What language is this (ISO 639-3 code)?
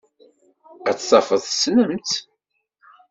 kab